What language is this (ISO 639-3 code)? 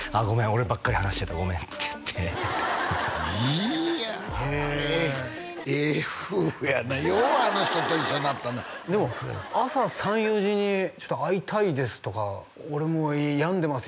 jpn